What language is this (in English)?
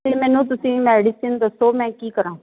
Punjabi